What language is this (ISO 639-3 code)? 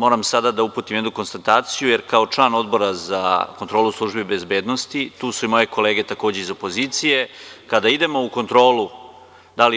srp